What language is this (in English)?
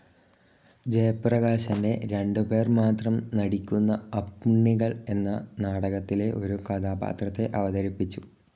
Malayalam